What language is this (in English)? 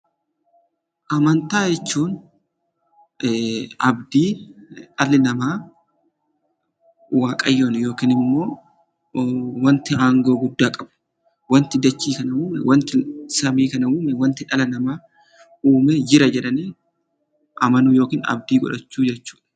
Oromo